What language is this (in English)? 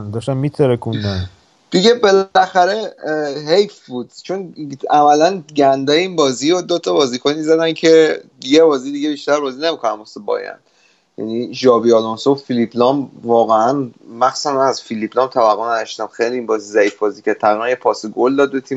Persian